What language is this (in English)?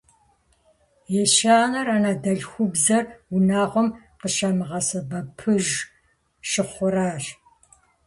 Kabardian